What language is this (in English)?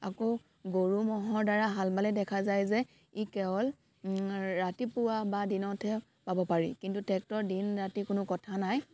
Assamese